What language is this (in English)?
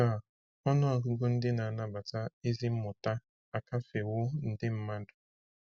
Igbo